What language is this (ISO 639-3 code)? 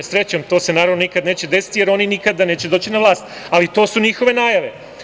srp